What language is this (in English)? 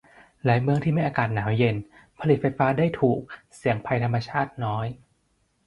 Thai